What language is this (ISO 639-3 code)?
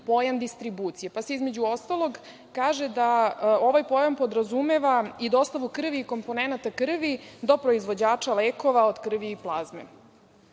srp